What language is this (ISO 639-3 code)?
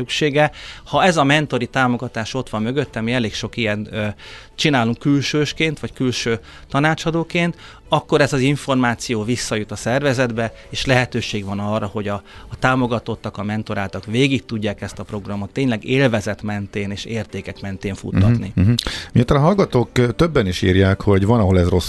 hun